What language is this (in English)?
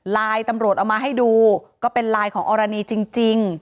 Thai